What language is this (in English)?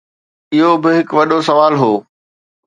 Sindhi